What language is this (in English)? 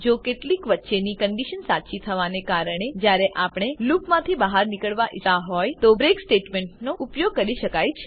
Gujarati